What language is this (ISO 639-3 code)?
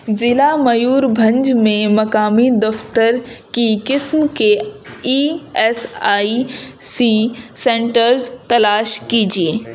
urd